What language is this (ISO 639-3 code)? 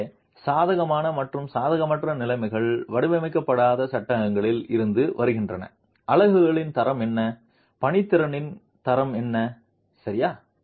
tam